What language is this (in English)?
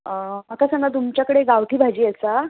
Konkani